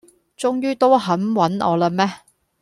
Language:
Cantonese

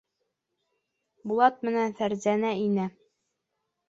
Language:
Bashkir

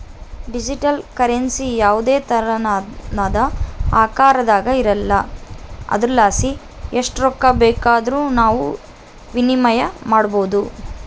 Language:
Kannada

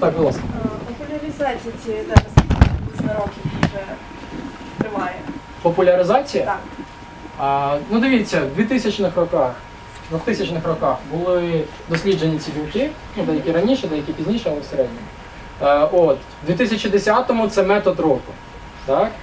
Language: Russian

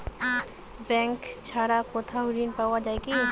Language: Bangla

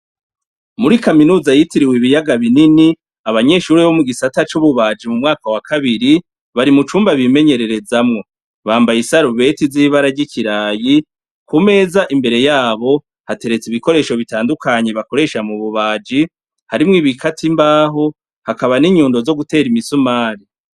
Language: Rundi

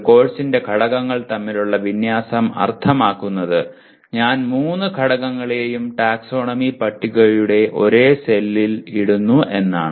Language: Malayalam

